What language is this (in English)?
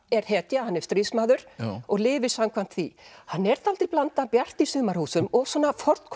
Icelandic